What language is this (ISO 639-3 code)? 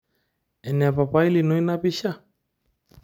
mas